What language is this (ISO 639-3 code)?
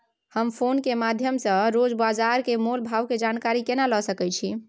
mai